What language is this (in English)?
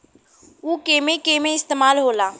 Bhojpuri